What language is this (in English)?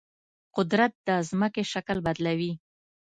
Pashto